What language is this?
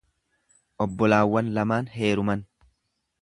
Oromo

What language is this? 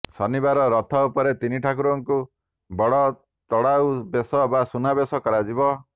Odia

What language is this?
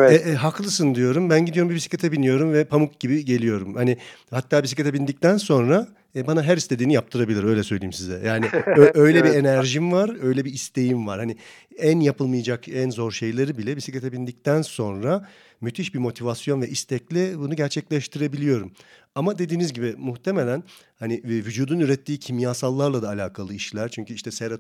Turkish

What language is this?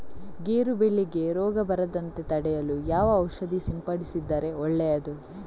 Kannada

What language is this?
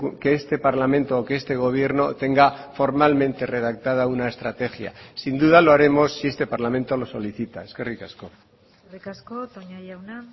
Spanish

